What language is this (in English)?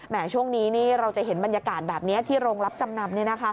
Thai